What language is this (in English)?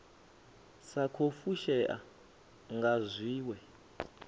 Venda